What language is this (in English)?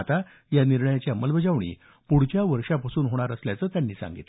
Marathi